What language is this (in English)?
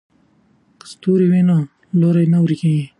Pashto